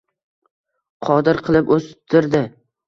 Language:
Uzbek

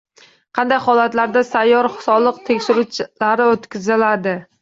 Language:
Uzbek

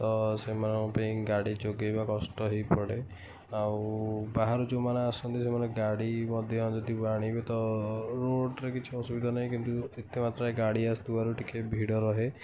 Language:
Odia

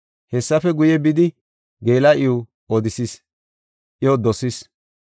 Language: Gofa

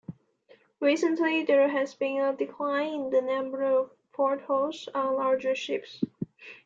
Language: English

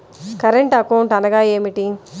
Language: Telugu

